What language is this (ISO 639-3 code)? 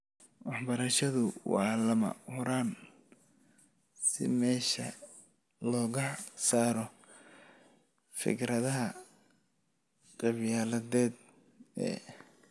som